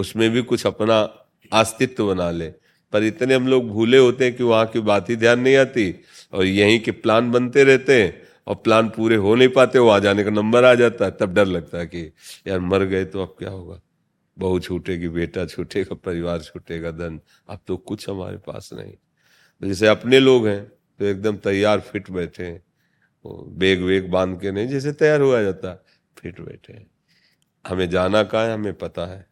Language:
Hindi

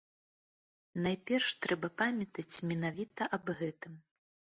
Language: Belarusian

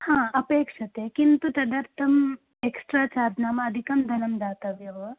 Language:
Sanskrit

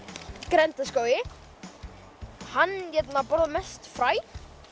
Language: Icelandic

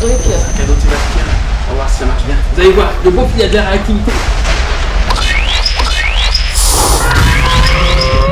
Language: French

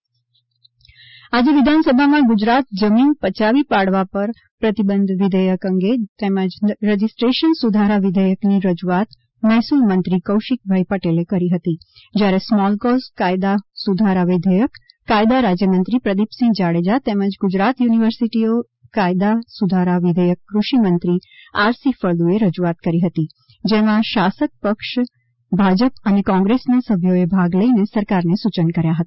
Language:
Gujarati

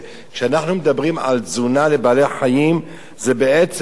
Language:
Hebrew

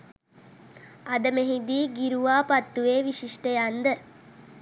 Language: Sinhala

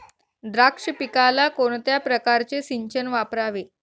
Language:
Marathi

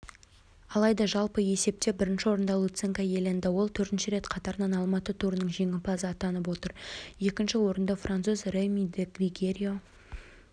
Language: Kazakh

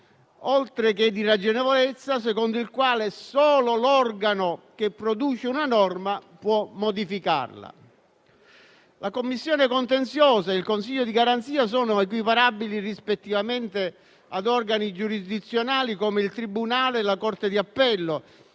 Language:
Italian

